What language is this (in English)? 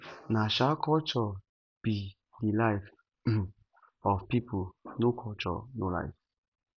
Nigerian Pidgin